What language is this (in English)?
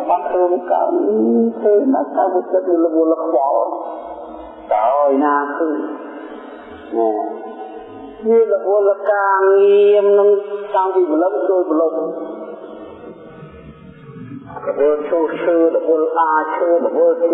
Vietnamese